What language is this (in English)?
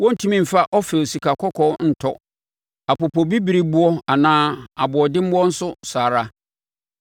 Akan